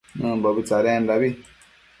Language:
Matsés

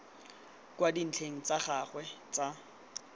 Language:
Tswana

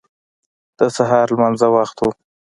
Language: Pashto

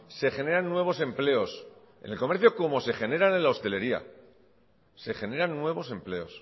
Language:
Spanish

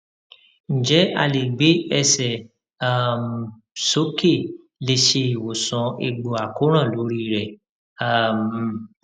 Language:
Yoruba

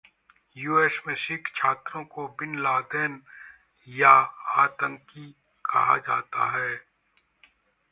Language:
Hindi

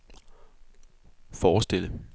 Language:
Danish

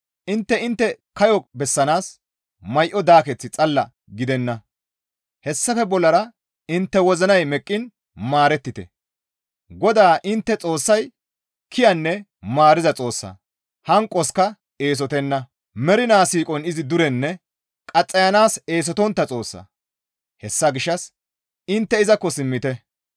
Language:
Gamo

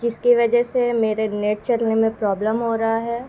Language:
Urdu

